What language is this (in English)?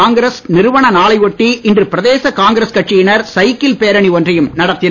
Tamil